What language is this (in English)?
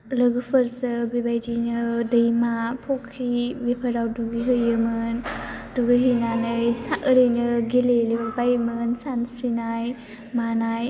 Bodo